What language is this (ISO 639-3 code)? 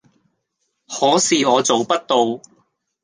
yue